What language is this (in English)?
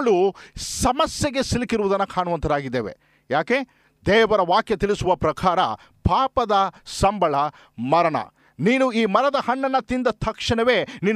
Kannada